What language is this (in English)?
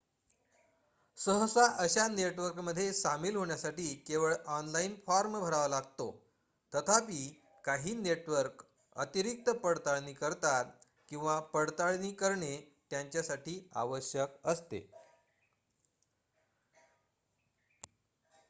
Marathi